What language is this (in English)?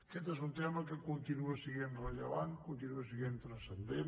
Catalan